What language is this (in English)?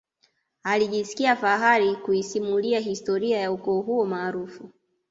Swahili